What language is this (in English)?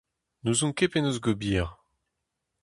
Breton